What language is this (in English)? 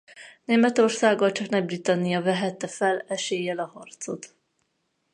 Hungarian